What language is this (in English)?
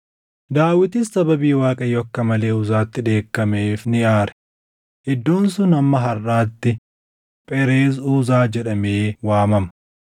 Oromo